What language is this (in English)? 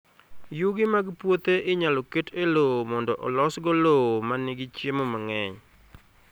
Luo (Kenya and Tanzania)